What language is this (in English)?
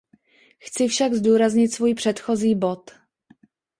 Czech